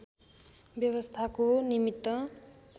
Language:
Nepali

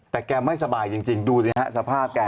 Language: Thai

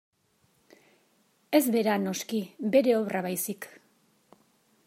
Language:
Basque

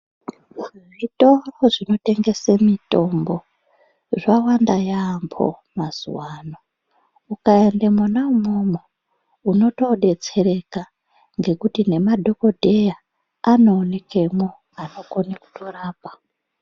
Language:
Ndau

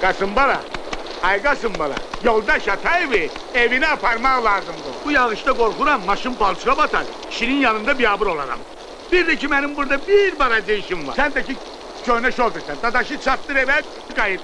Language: Turkish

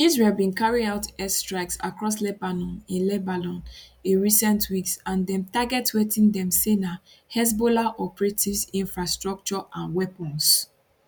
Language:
Nigerian Pidgin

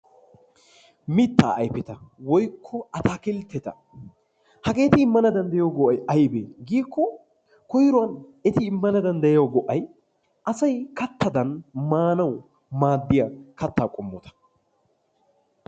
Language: Wolaytta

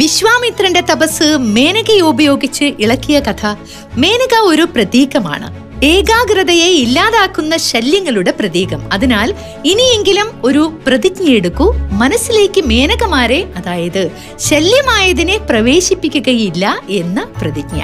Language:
Malayalam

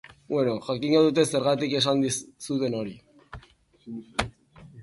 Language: Basque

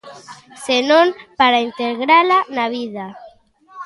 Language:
Galician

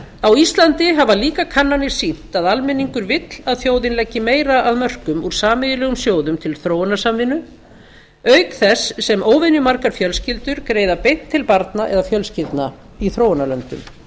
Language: Icelandic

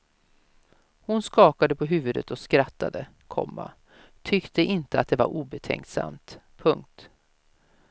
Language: Swedish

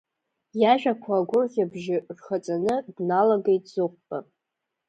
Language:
Abkhazian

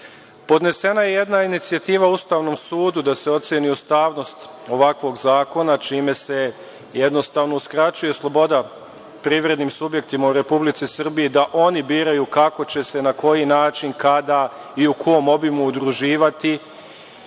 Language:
Serbian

